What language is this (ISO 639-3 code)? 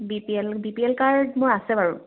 asm